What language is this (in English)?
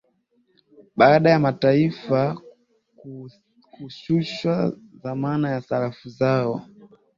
Swahili